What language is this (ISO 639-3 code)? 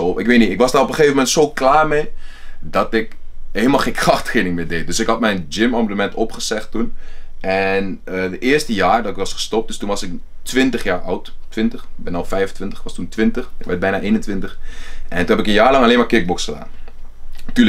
nld